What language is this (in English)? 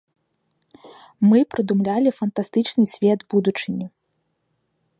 Belarusian